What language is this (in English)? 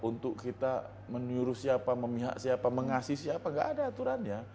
Indonesian